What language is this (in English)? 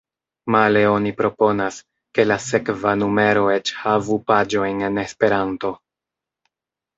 Esperanto